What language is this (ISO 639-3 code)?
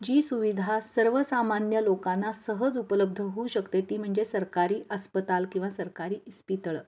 mar